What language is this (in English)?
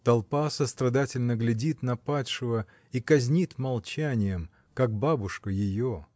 Russian